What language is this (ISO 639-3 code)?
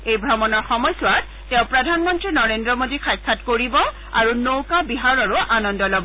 asm